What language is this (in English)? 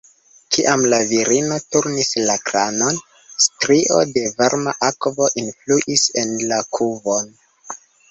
Esperanto